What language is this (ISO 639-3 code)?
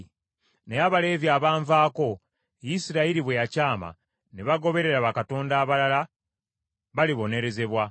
lug